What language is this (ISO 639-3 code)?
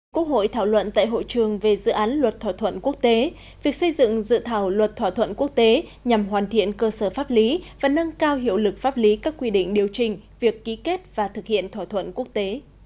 vie